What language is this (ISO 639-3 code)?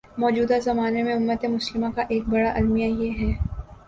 urd